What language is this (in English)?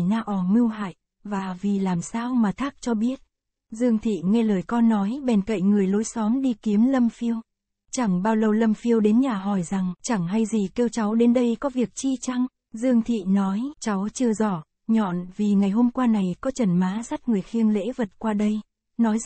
Vietnamese